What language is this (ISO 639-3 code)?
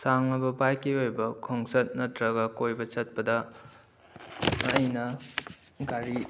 mni